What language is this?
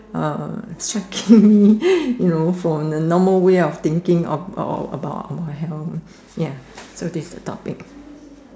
English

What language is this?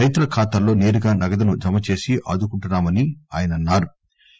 Telugu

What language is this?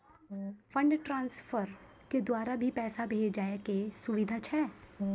Maithili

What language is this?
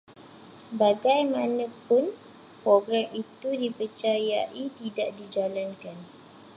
Malay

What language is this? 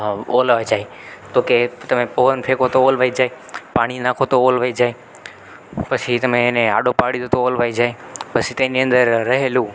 Gujarati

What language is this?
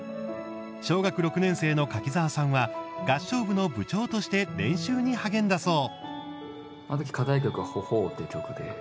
Japanese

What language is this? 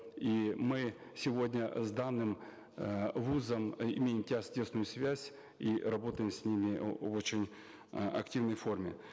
Kazakh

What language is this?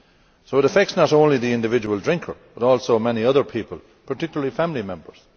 English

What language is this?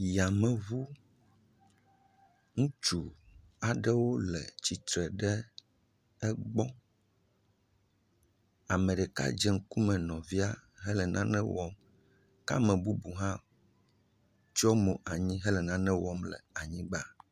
Ewe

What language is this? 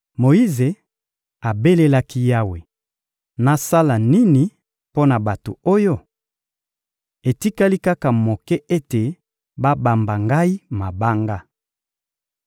Lingala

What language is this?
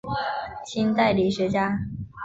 Chinese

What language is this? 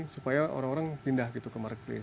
Indonesian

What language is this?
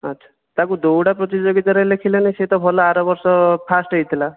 Odia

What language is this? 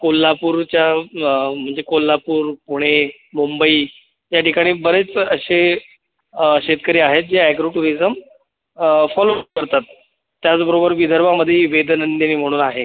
Marathi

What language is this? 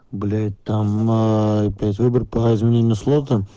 Russian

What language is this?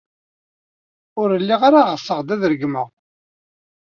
Kabyle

